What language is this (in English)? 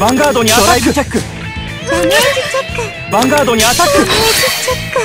Japanese